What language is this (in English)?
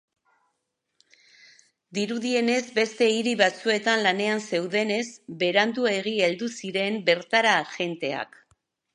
Basque